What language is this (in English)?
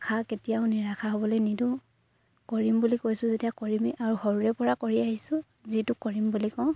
Assamese